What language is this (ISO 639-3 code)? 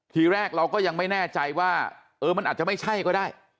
tha